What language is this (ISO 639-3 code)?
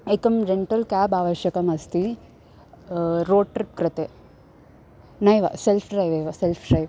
san